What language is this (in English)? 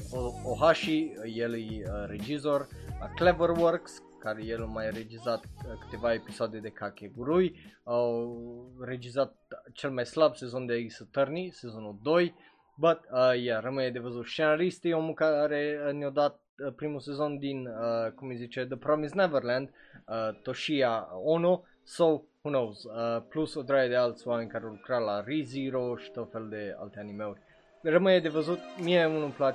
Romanian